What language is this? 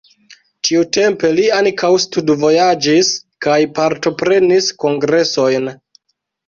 Esperanto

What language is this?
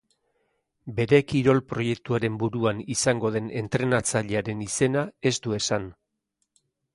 Basque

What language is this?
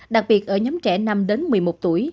Vietnamese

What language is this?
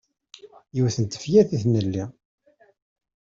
Kabyle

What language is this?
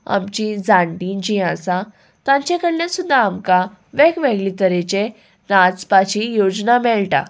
Konkani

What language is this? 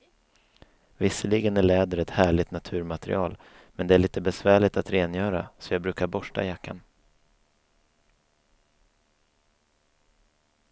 Swedish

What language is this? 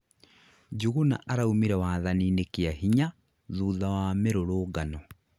Kikuyu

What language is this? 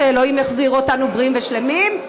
Hebrew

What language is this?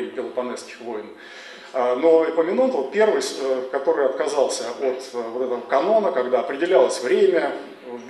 Russian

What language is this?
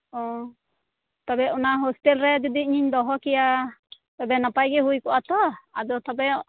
Santali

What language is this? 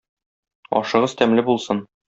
Tatar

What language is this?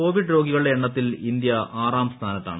Malayalam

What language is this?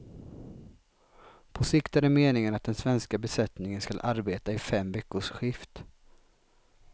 Swedish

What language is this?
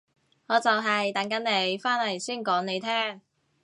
Cantonese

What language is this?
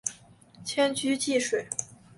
Chinese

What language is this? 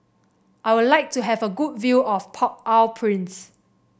English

